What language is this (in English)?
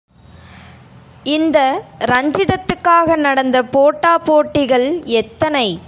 Tamil